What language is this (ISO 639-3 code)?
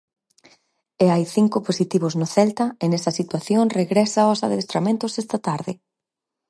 glg